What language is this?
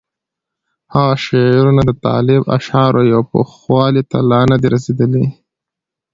Pashto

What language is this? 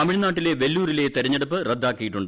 Malayalam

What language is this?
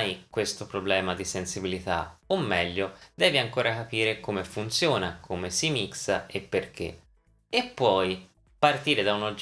Italian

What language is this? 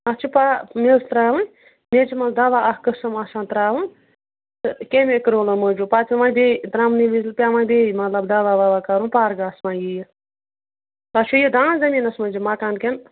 Kashmiri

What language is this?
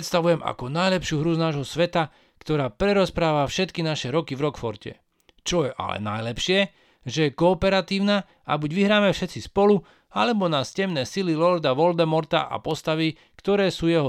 Slovak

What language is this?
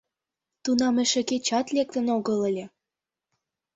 Mari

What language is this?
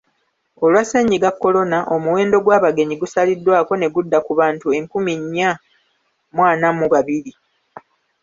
Ganda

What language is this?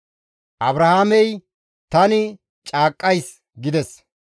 Gamo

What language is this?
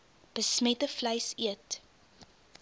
Afrikaans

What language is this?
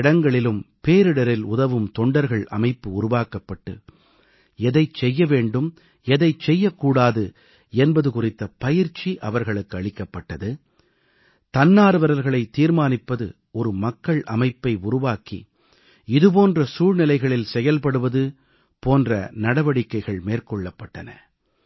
Tamil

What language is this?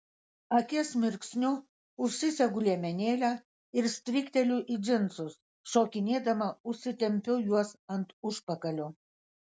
Lithuanian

